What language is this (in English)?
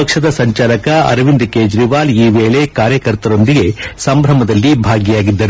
Kannada